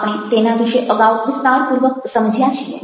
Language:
Gujarati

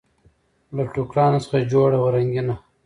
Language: Pashto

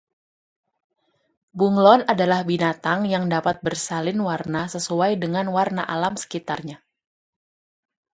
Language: Indonesian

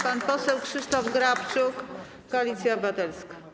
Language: Polish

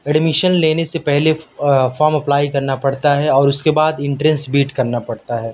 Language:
Urdu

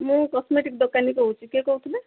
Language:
Odia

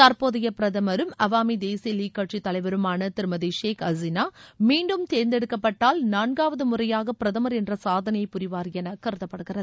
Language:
Tamil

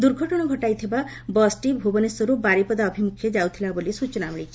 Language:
Odia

